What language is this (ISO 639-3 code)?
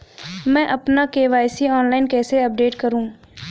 hin